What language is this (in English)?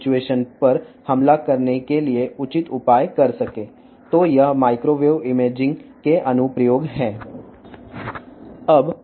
Telugu